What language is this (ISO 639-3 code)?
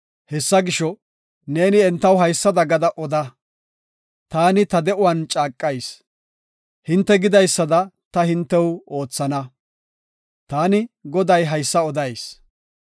gof